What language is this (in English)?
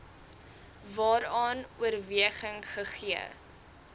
Afrikaans